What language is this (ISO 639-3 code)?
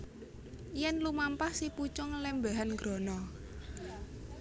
jav